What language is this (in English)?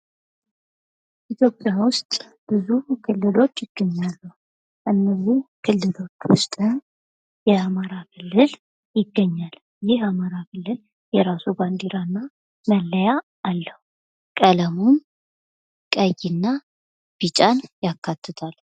Amharic